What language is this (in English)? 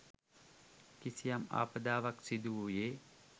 Sinhala